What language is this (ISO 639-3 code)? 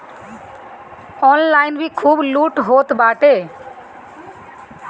bho